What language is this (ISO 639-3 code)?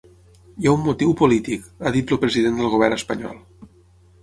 cat